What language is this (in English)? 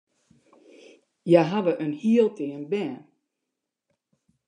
Western Frisian